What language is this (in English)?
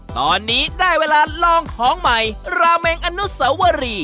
Thai